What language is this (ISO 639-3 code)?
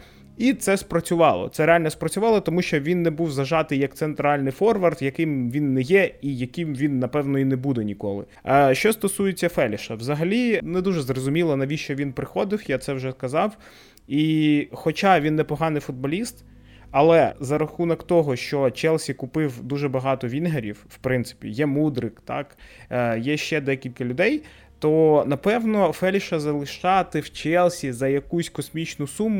ukr